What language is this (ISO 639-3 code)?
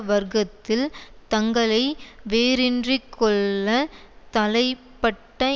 tam